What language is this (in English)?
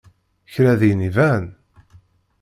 Kabyle